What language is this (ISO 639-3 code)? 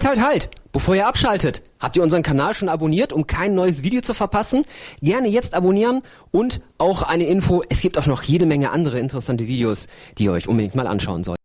deu